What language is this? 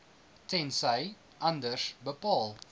Afrikaans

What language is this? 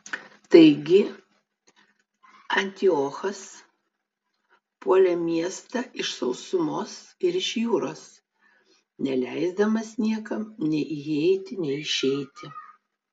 Lithuanian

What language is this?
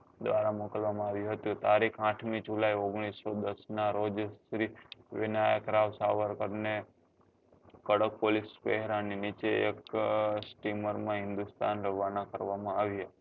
Gujarati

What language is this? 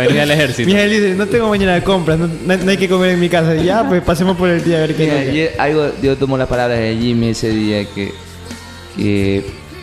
Spanish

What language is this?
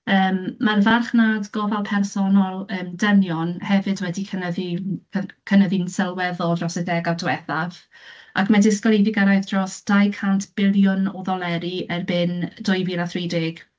Welsh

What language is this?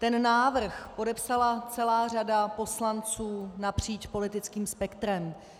Czech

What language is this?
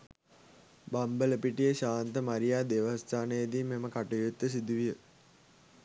Sinhala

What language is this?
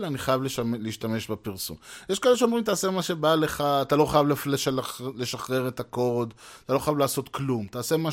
Hebrew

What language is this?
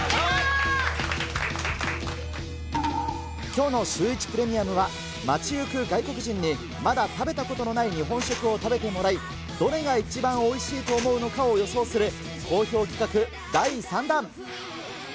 Japanese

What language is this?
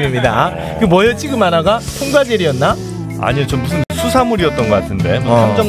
Korean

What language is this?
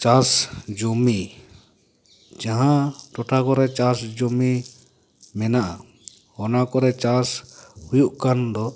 Santali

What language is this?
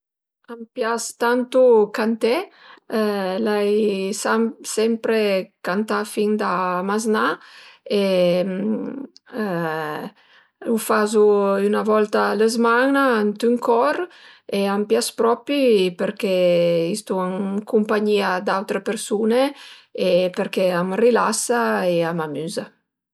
Piedmontese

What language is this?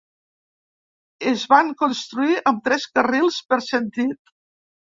Catalan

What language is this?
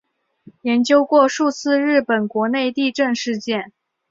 Chinese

